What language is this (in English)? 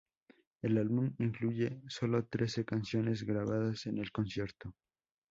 Spanish